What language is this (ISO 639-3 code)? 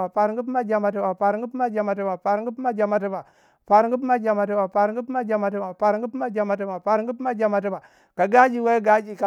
wja